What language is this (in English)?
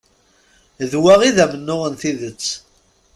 Kabyle